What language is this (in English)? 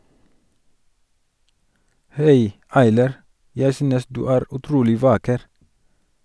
Norwegian